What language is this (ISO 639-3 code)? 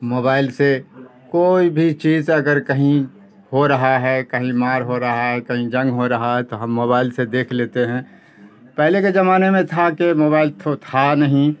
urd